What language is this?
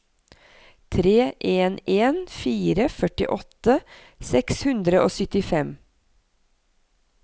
Norwegian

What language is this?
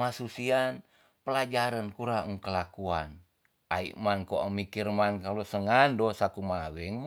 Tonsea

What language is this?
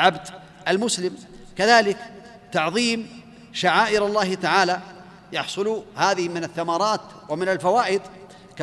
Arabic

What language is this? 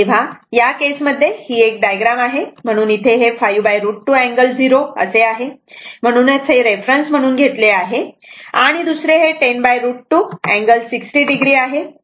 Marathi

